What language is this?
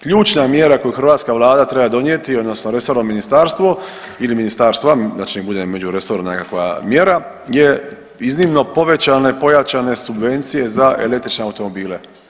Croatian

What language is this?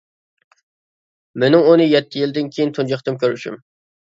Uyghur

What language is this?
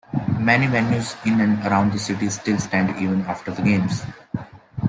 English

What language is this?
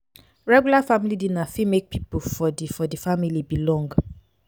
Nigerian Pidgin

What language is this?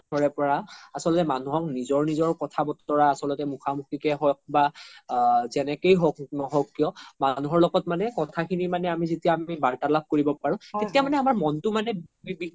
Assamese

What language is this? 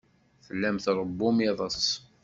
Kabyle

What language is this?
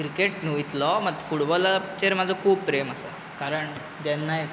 Konkani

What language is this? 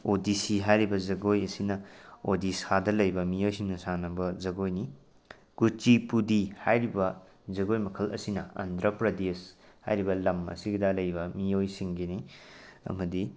Manipuri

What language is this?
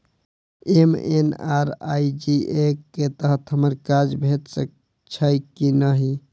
Maithili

